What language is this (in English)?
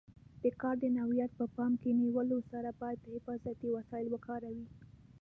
Pashto